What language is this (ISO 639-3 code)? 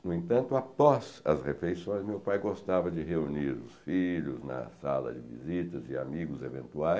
por